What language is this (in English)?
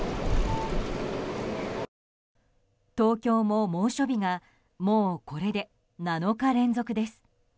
Japanese